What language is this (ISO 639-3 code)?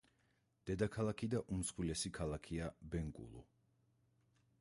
kat